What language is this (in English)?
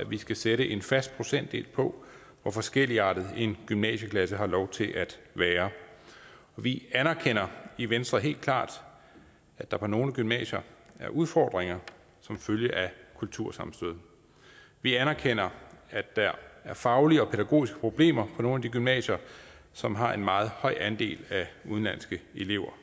Danish